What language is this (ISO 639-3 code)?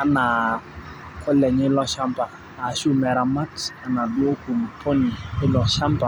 mas